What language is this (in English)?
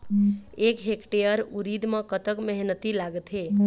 Chhattisgarhi